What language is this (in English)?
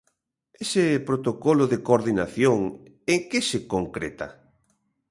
Galician